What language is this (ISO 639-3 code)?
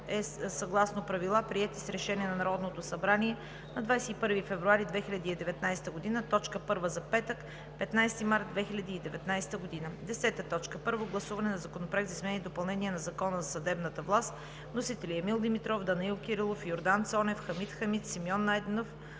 bul